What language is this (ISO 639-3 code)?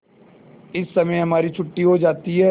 hin